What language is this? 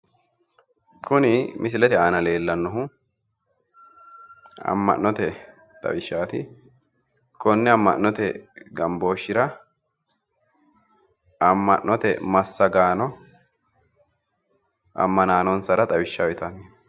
Sidamo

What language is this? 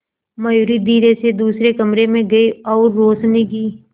Hindi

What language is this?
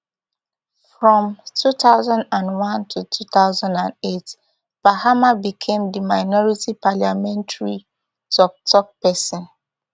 Nigerian Pidgin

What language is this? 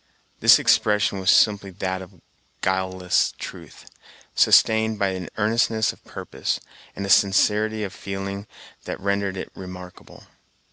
English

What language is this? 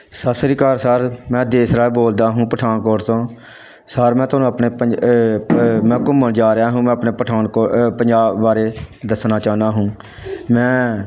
Punjabi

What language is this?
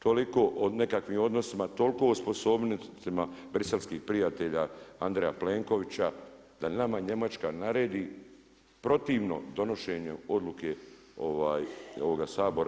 Croatian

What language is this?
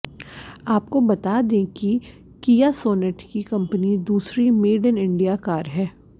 Hindi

